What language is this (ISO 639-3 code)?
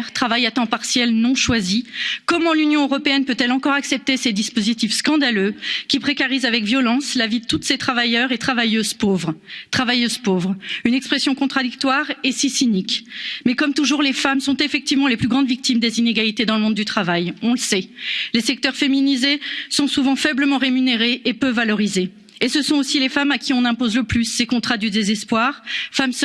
fra